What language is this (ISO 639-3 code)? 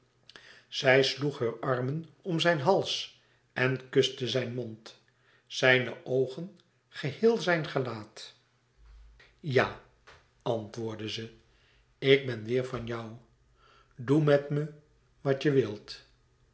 nld